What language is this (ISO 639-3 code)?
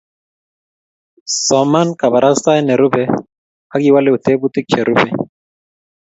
kln